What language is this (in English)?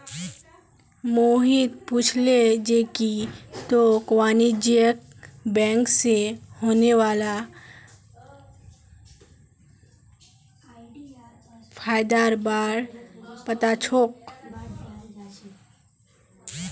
Magahi